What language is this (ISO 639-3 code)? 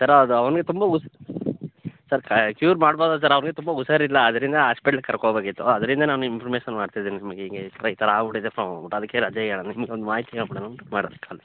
kan